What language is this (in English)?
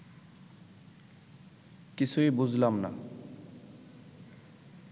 Bangla